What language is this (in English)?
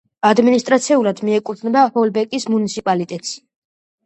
Georgian